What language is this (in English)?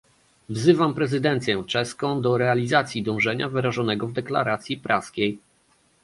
Polish